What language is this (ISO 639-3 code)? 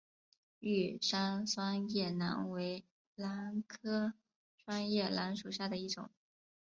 zho